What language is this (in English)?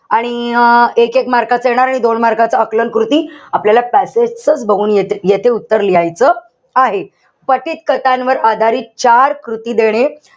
Marathi